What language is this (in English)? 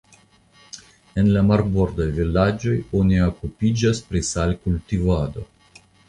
Esperanto